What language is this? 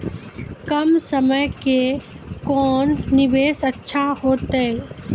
Maithili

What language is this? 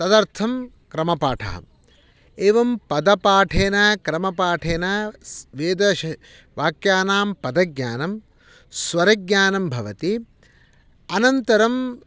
Sanskrit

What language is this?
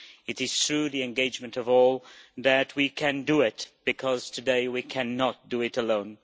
English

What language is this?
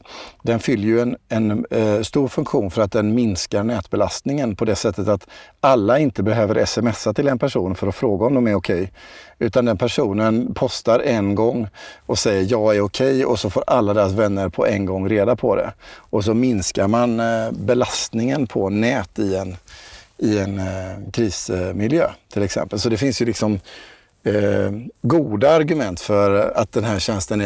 Swedish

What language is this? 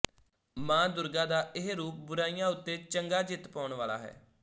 Punjabi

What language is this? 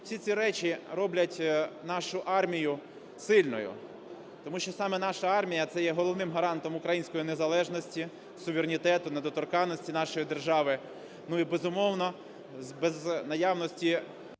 Ukrainian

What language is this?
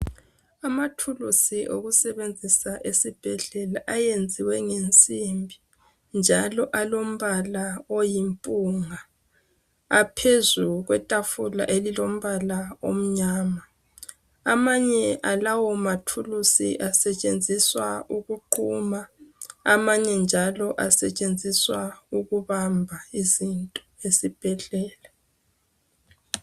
North Ndebele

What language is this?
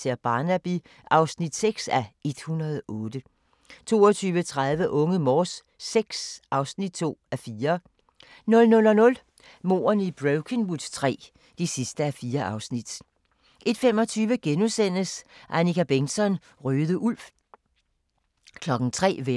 Danish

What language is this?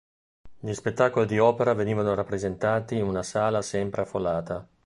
Italian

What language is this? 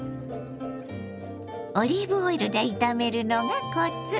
Japanese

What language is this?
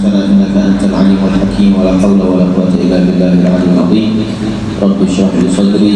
Indonesian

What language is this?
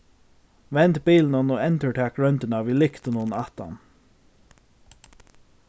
Faroese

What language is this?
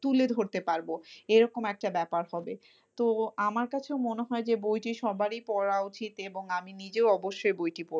Bangla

